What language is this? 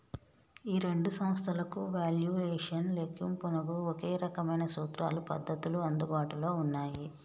Telugu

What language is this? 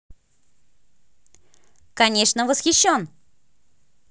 Russian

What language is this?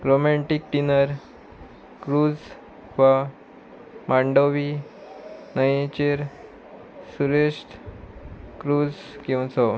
Konkani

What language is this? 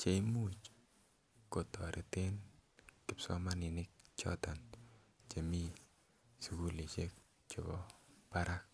Kalenjin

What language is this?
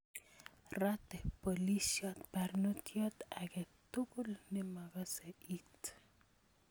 Kalenjin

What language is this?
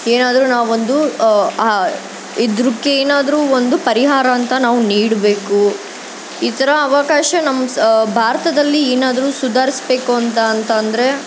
Kannada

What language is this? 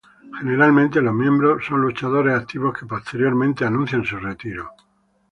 Spanish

